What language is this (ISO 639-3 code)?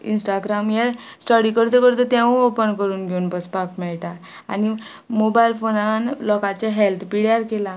kok